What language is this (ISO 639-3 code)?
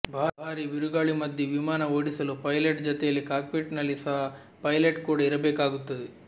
kan